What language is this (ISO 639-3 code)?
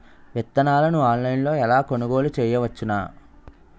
tel